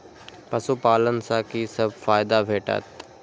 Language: Maithili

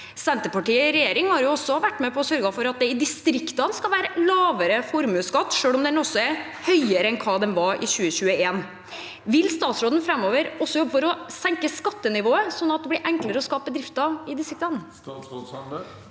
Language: Norwegian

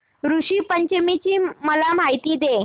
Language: Marathi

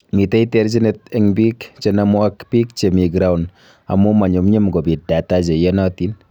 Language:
Kalenjin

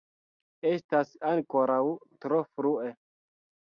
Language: Esperanto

